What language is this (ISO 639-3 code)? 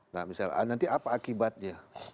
ind